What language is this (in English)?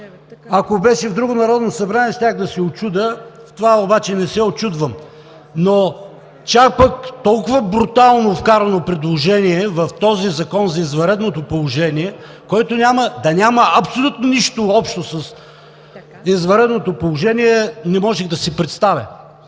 Bulgarian